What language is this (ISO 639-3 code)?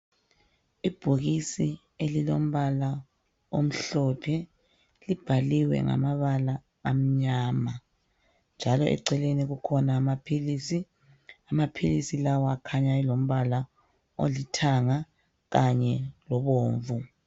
nde